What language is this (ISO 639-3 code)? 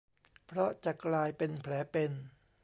tha